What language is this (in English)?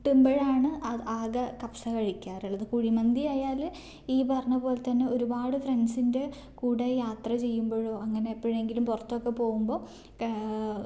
Malayalam